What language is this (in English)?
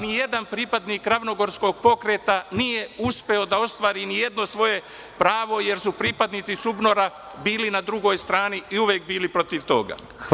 Serbian